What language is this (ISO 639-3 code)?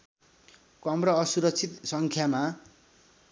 nep